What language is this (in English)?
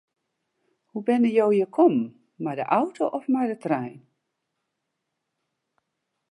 Western Frisian